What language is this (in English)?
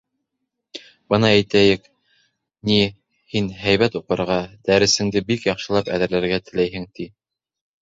Bashkir